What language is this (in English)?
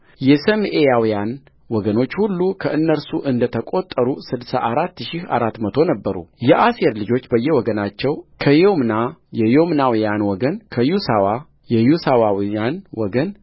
Amharic